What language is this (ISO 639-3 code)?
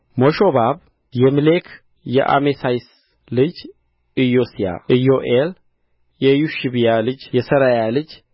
amh